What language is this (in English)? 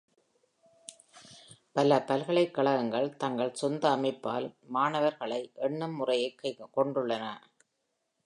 Tamil